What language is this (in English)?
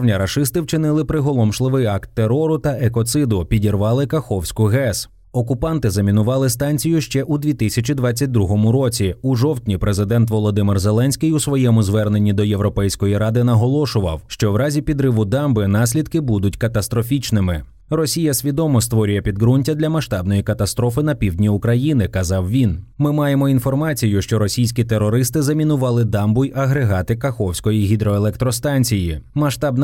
Ukrainian